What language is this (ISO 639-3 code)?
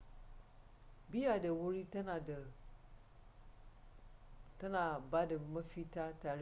hau